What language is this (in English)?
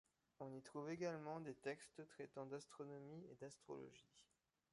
French